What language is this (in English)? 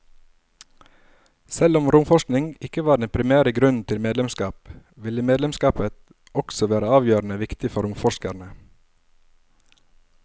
Norwegian